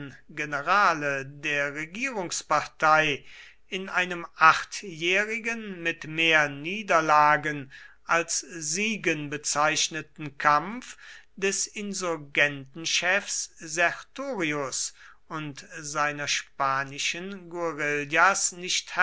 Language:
German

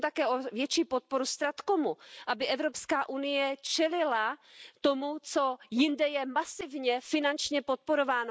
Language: Czech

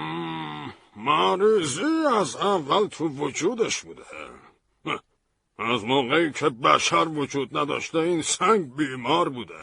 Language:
Persian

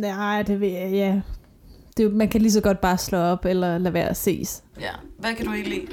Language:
Danish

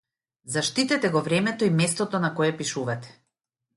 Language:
Macedonian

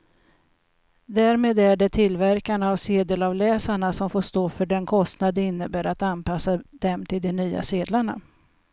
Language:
Swedish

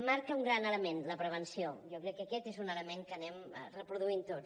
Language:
Catalan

